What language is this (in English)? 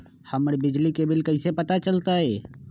Magahi